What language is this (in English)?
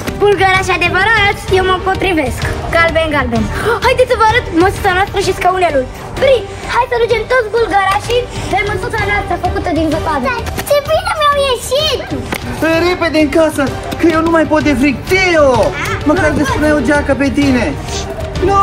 Romanian